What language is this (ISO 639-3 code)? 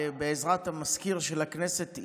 heb